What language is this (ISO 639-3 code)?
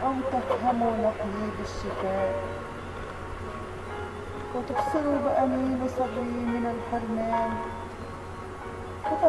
ara